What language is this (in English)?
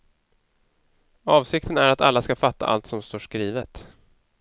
Swedish